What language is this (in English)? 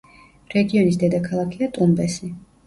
Georgian